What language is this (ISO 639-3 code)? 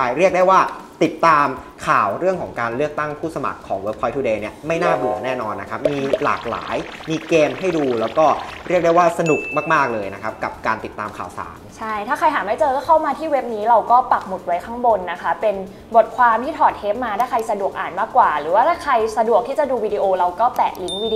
tha